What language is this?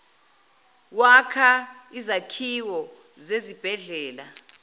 Zulu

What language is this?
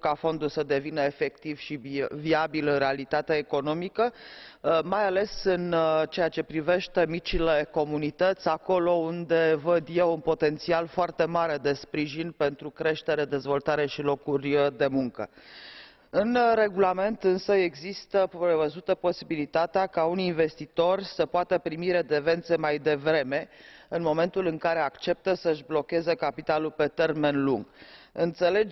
Romanian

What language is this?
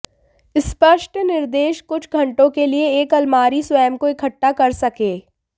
Hindi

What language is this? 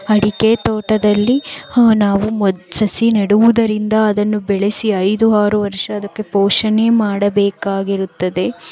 Kannada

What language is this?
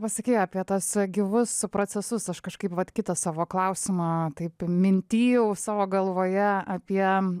Lithuanian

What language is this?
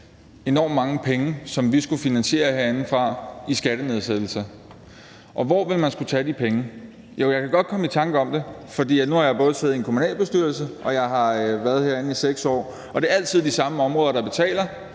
Danish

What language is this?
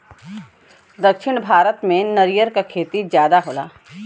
Bhojpuri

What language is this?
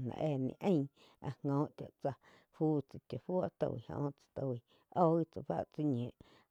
Quiotepec Chinantec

